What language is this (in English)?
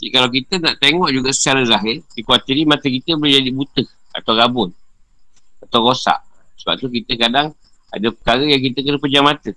Malay